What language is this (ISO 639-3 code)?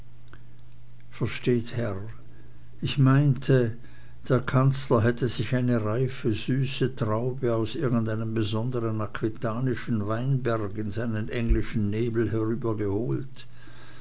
deu